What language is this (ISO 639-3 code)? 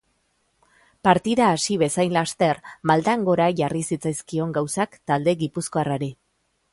eus